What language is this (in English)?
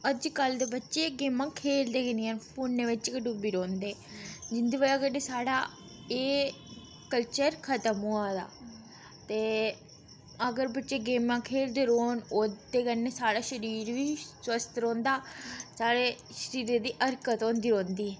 Dogri